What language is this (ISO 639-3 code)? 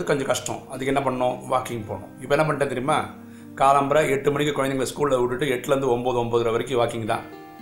tam